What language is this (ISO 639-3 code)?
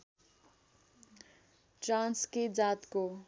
nep